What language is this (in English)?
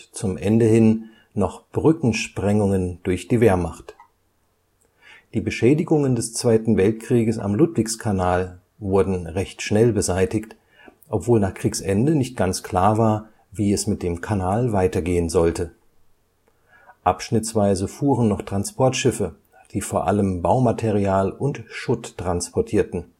German